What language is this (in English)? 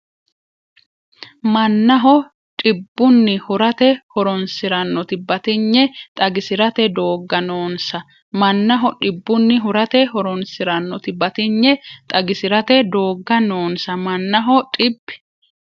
Sidamo